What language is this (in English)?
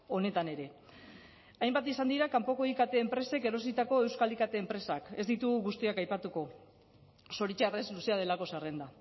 Basque